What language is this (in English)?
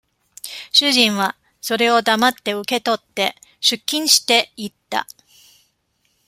Japanese